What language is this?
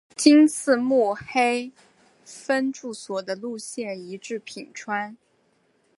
Chinese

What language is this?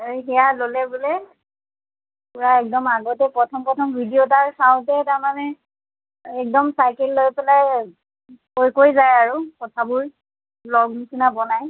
Assamese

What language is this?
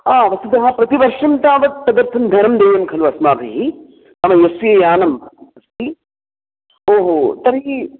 Sanskrit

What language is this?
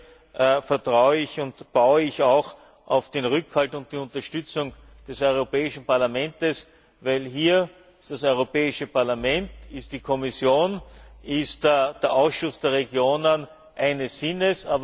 German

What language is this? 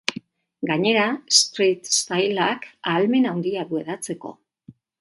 Basque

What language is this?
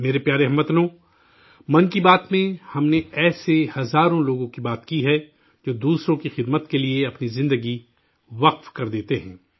Urdu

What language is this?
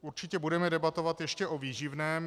Czech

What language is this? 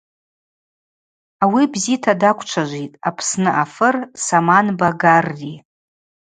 Abaza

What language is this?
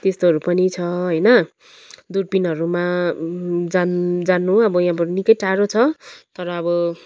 Nepali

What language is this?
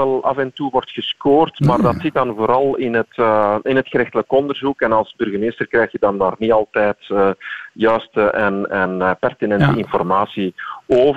Dutch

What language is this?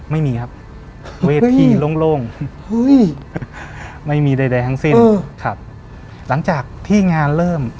Thai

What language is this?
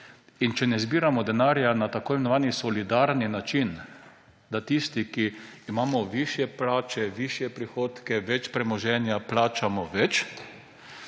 Slovenian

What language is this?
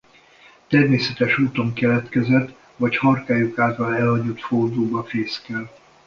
Hungarian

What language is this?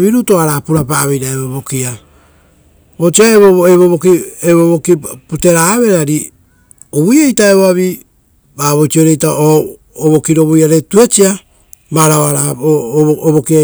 Rotokas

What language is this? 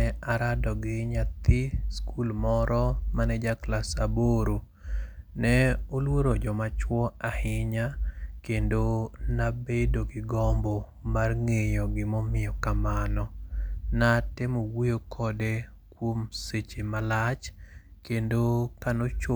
Luo (Kenya and Tanzania)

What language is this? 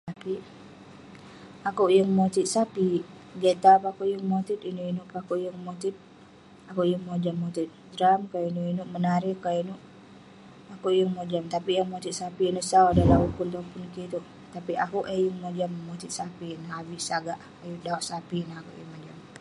Western Penan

